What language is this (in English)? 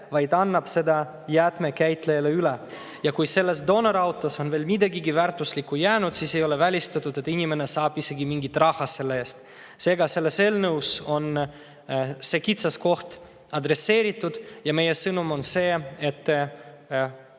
Estonian